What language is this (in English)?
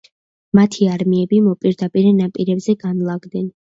Georgian